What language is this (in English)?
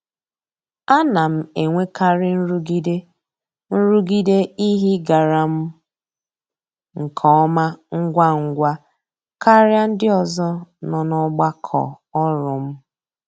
Igbo